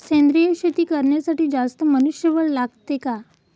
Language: Marathi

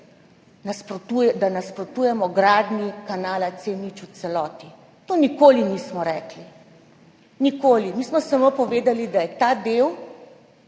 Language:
Slovenian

